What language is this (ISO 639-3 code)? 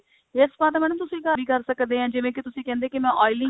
pan